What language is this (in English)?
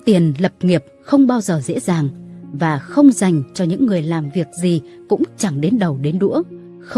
Vietnamese